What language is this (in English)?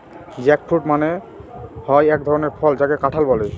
Bangla